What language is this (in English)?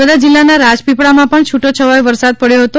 Gujarati